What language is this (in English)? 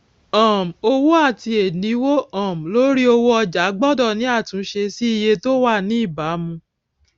Yoruba